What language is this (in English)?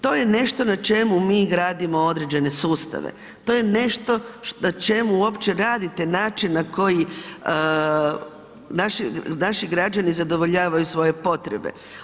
Croatian